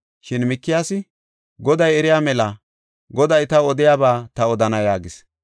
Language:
Gofa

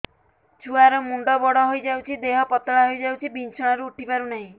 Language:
Odia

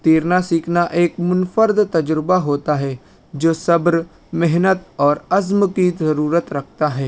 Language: Urdu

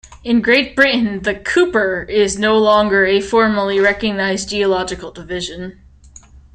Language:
English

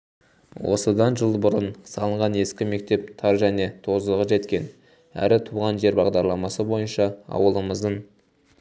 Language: Kazakh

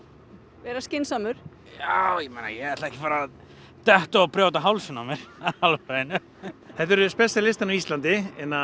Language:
Icelandic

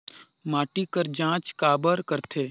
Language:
Chhattisgarhi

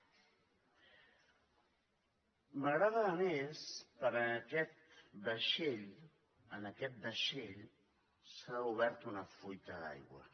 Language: Catalan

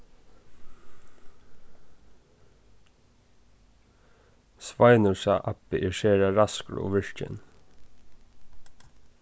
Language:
Faroese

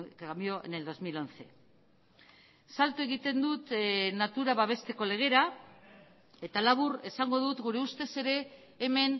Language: Basque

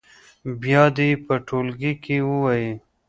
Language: Pashto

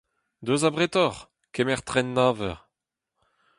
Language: Breton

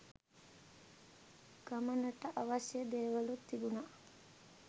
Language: Sinhala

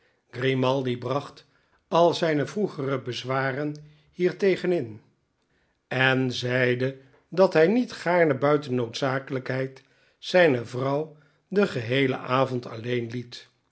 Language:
Dutch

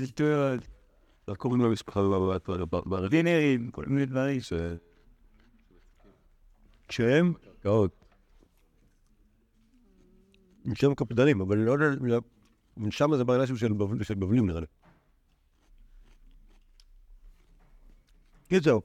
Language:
Hebrew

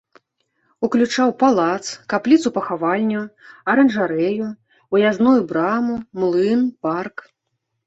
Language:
Belarusian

